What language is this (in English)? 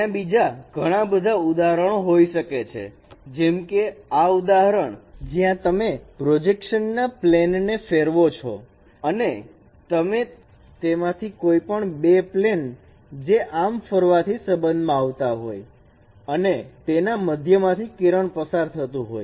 Gujarati